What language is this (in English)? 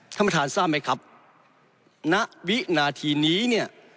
Thai